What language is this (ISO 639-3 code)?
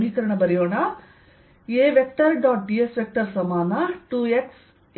kan